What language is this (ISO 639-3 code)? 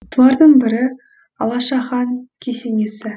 kaz